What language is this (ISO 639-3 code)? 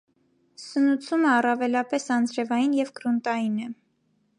hye